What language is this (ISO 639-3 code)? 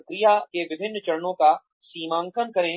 hin